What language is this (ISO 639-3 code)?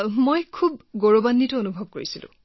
asm